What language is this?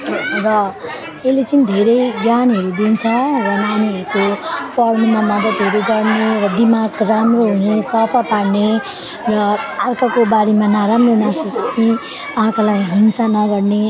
Nepali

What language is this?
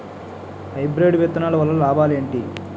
Telugu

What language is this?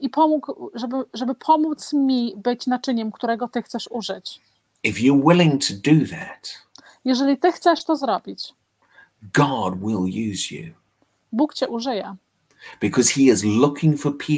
Polish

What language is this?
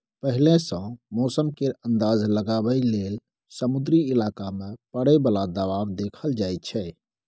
Maithili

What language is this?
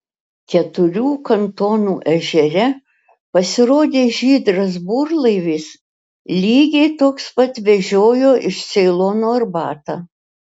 Lithuanian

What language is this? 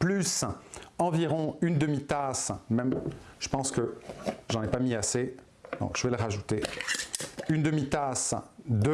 French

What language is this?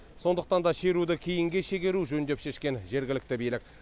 Kazakh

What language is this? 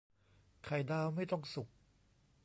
Thai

